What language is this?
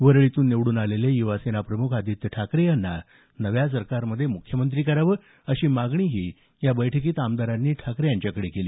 Marathi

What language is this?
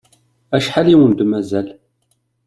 Kabyle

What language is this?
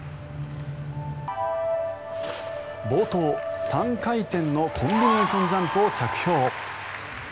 Japanese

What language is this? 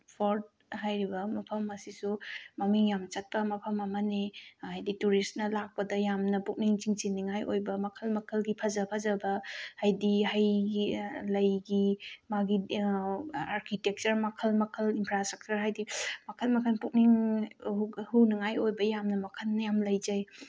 Manipuri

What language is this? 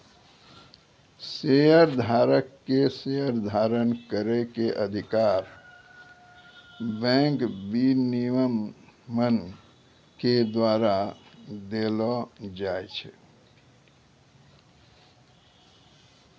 Maithili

